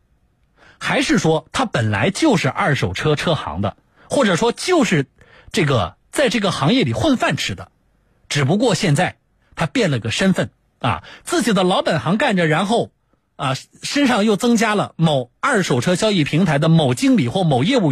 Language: Chinese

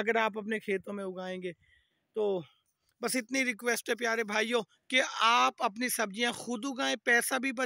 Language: Hindi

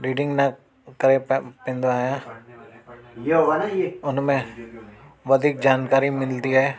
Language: Sindhi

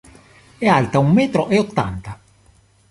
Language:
Italian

